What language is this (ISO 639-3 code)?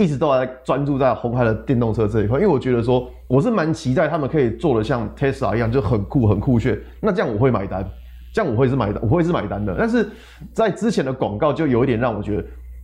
zho